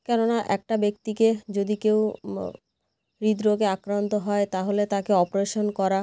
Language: Bangla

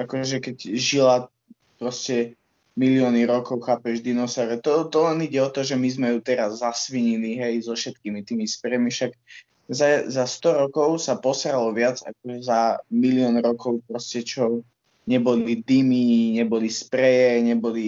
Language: Slovak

